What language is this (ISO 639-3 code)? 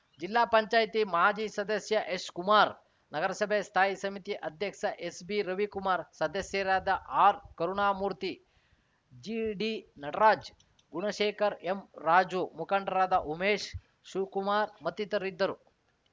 kan